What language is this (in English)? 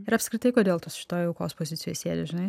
Lithuanian